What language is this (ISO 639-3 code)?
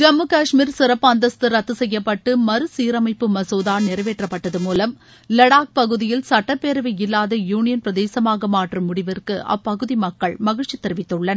tam